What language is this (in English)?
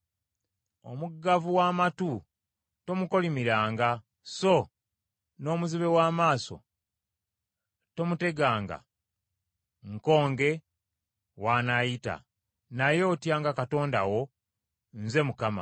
Ganda